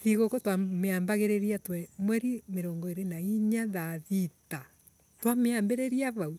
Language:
Embu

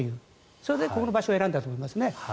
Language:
Japanese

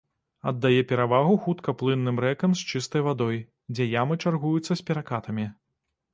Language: Belarusian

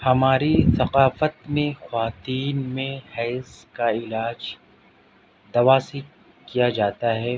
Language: Urdu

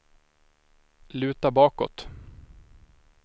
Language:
Swedish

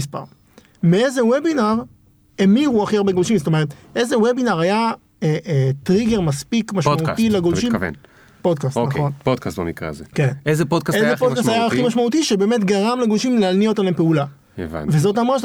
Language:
Hebrew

